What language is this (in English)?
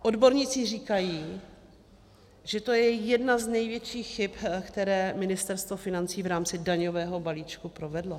Czech